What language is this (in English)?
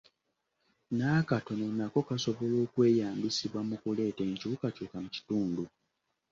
Ganda